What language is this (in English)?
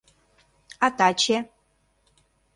Mari